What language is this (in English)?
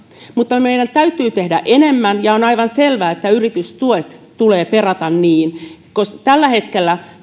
Finnish